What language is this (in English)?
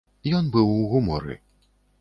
Belarusian